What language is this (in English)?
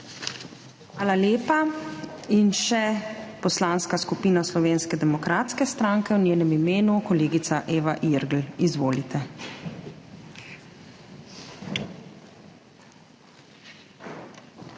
Slovenian